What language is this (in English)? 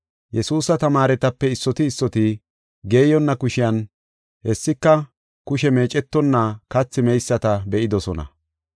Gofa